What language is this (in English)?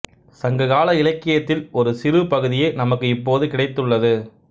Tamil